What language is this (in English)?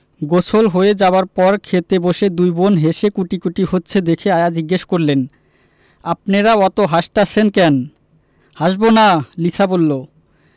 Bangla